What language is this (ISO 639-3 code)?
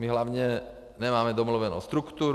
ces